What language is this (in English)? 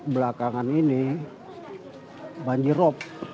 Indonesian